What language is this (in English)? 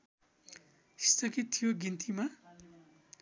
Nepali